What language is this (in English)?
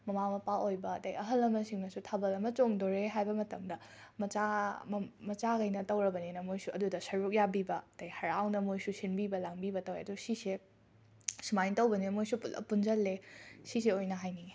Manipuri